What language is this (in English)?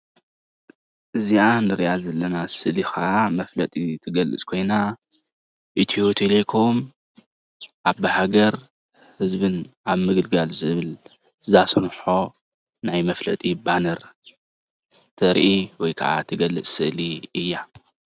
Tigrinya